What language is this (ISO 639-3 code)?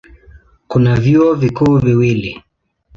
swa